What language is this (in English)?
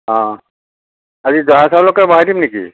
Assamese